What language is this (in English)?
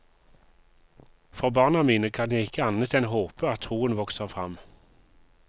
Norwegian